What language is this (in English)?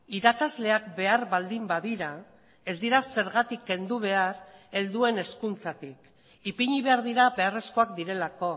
Basque